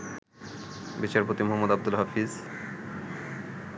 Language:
Bangla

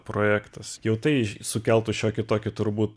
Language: Lithuanian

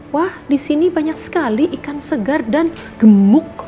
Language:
Indonesian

